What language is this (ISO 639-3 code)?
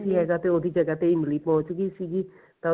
pan